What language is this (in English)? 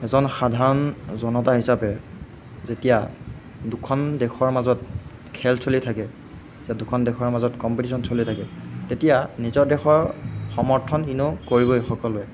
Assamese